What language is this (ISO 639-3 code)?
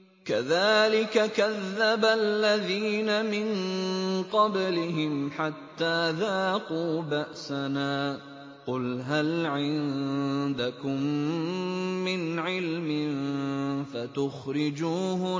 ara